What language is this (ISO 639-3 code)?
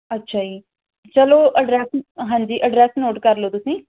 pan